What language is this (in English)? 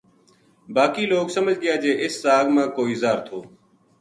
Gujari